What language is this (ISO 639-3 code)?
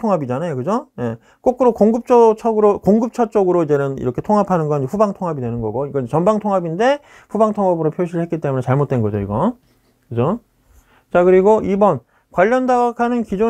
kor